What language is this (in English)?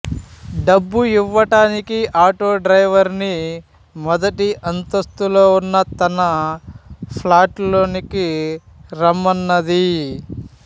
Telugu